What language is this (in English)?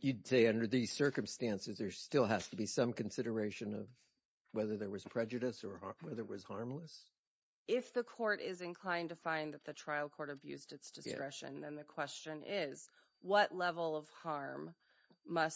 English